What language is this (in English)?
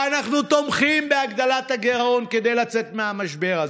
Hebrew